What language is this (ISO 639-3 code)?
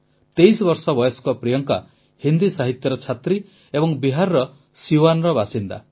ori